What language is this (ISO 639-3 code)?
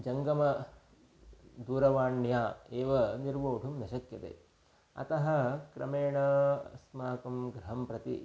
san